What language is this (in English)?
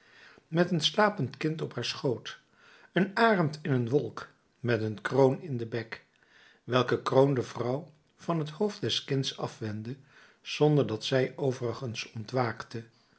Dutch